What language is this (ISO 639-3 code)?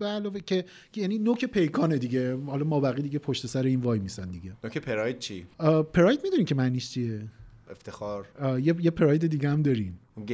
fas